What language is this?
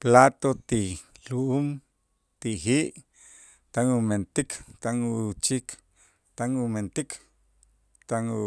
Itzá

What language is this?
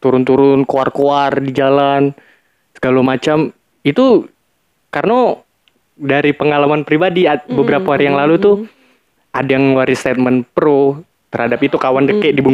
Indonesian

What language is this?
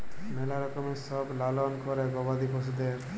Bangla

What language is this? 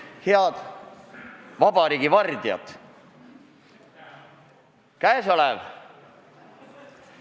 Estonian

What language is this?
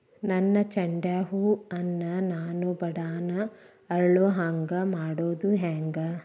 Kannada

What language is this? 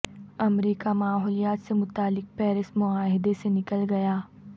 Urdu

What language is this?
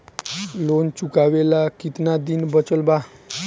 Bhojpuri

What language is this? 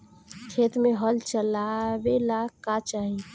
Bhojpuri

